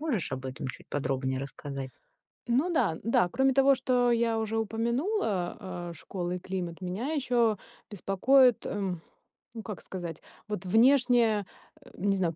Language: Russian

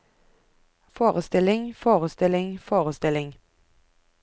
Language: Norwegian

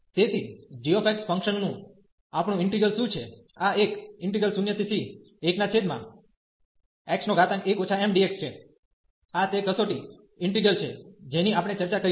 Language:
Gujarati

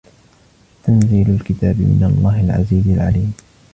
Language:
Arabic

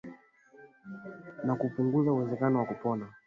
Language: Swahili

